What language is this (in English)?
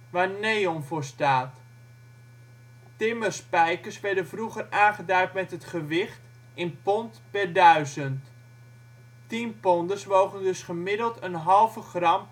Dutch